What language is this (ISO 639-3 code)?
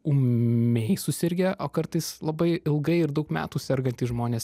lit